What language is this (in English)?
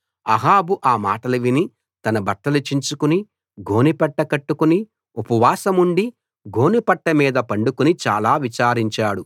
Telugu